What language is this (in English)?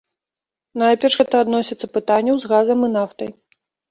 Belarusian